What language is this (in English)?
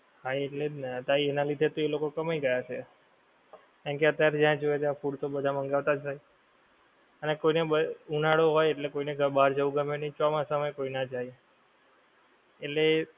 Gujarati